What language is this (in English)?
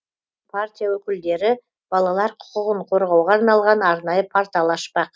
Kazakh